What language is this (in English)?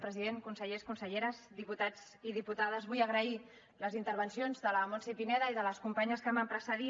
Catalan